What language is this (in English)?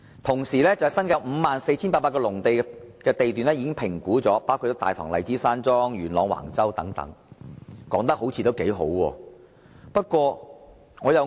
Cantonese